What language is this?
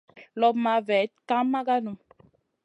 Masana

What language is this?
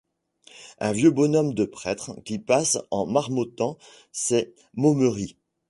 French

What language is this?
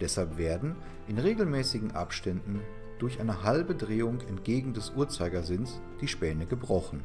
German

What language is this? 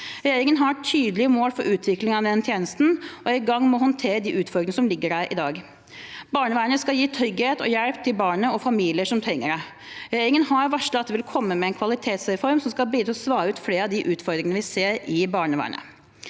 Norwegian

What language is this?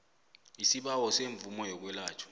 South Ndebele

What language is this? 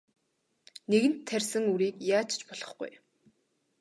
Mongolian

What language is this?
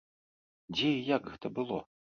Belarusian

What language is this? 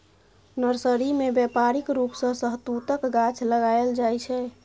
Maithili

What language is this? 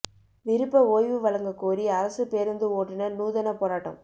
Tamil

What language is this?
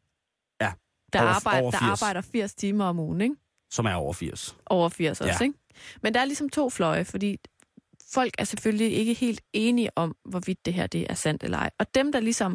Danish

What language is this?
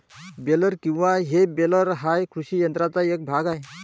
Marathi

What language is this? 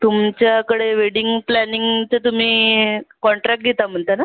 Marathi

